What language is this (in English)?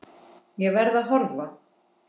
Icelandic